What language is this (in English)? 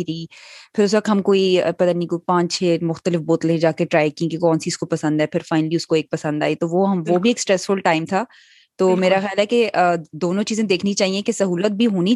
Urdu